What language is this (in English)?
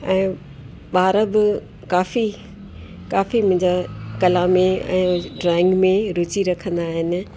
Sindhi